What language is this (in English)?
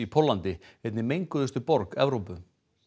Icelandic